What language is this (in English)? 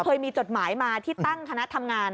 Thai